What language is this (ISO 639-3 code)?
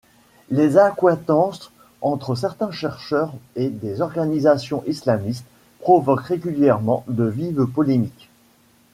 fra